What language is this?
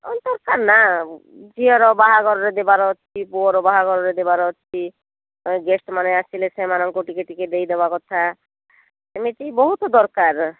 Odia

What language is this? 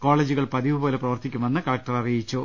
Malayalam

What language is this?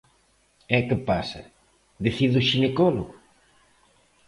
Galician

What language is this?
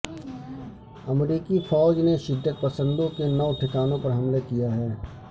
Urdu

